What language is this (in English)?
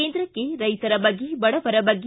Kannada